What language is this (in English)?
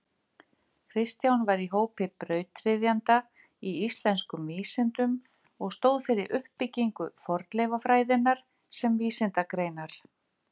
Icelandic